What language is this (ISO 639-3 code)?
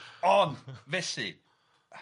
cym